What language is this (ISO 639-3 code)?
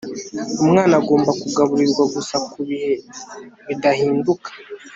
kin